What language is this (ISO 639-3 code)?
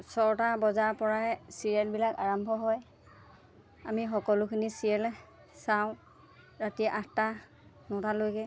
asm